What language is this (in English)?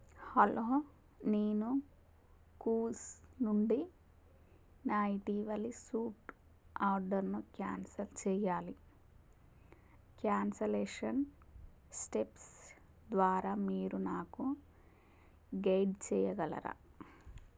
Telugu